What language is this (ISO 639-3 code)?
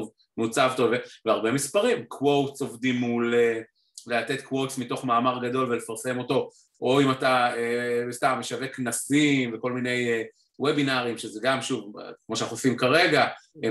heb